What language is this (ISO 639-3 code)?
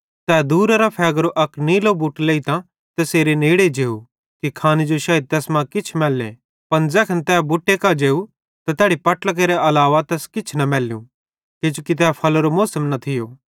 bhd